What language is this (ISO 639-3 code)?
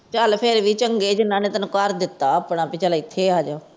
pan